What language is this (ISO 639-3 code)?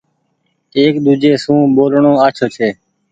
gig